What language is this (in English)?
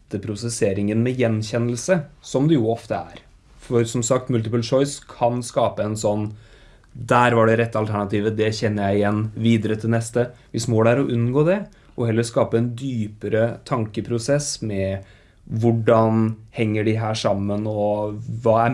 Norwegian